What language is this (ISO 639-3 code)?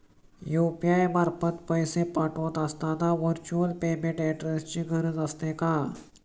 mar